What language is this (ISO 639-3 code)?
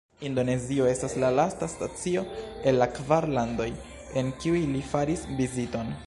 epo